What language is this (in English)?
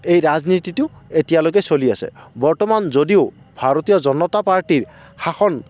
Assamese